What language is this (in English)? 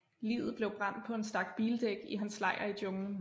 Danish